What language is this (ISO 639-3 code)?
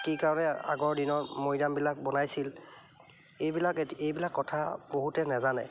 asm